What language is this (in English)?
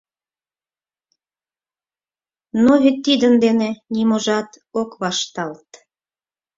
Mari